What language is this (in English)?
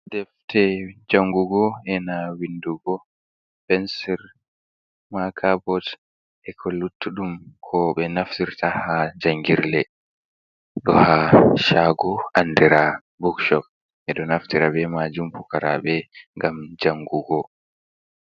Fula